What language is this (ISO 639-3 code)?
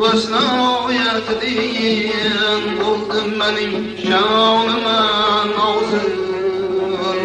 uzb